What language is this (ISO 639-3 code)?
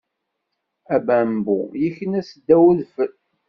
kab